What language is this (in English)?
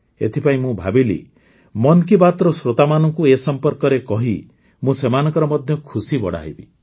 Odia